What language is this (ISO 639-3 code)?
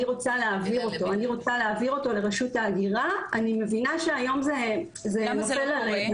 heb